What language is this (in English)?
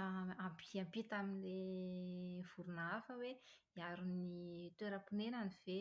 Malagasy